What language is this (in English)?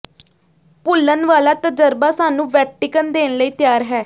Punjabi